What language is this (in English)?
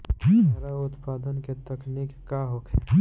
Bhojpuri